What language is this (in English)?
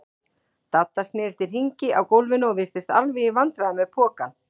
Icelandic